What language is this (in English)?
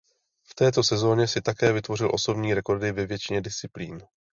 Czech